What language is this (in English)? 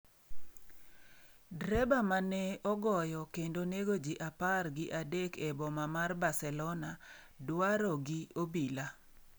Luo (Kenya and Tanzania)